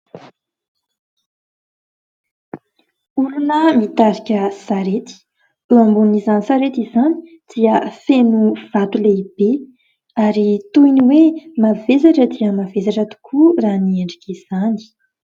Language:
Malagasy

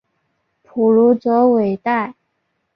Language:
Chinese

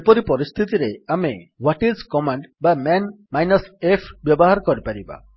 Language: Odia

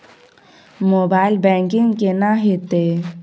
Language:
Maithili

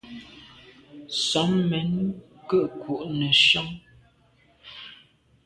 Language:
Medumba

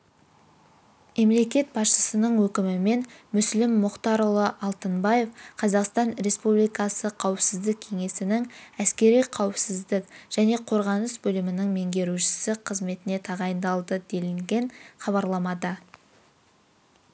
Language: Kazakh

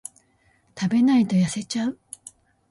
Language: Japanese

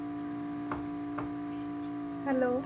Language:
Punjabi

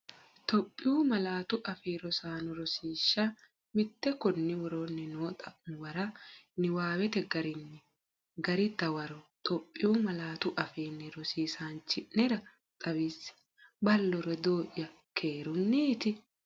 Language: Sidamo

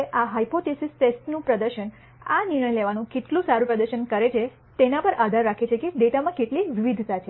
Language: Gujarati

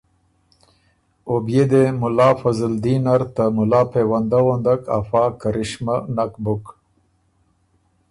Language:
Ormuri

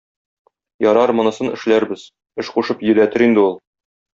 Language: Tatar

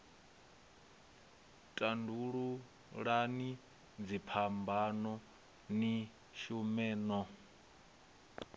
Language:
Venda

